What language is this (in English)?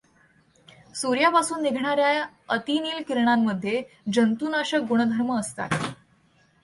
Marathi